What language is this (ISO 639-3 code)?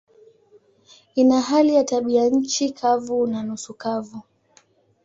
swa